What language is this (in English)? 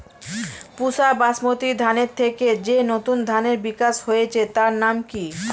Bangla